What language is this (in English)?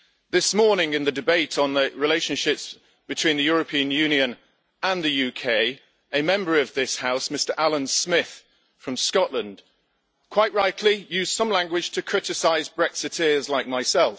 English